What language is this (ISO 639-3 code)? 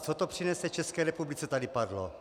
ces